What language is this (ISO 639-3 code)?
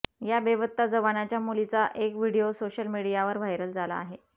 mar